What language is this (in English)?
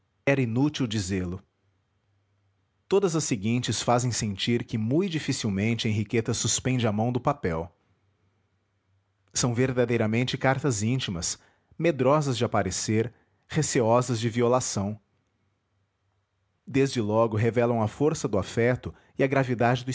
Portuguese